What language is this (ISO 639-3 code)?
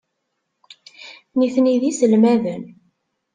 kab